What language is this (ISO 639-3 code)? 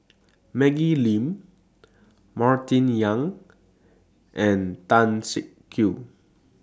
eng